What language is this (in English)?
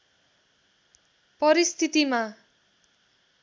Nepali